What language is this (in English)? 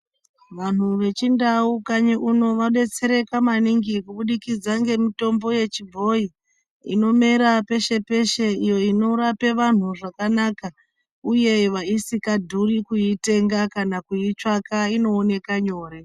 Ndau